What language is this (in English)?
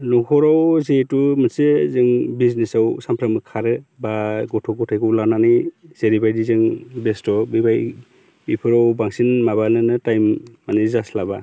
Bodo